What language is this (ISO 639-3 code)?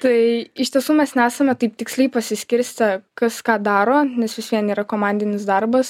lit